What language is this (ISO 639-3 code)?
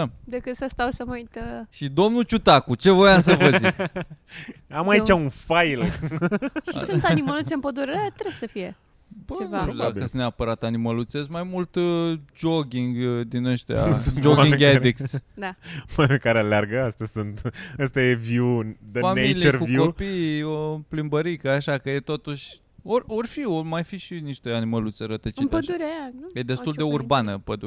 ron